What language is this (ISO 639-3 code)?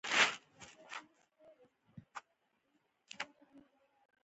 pus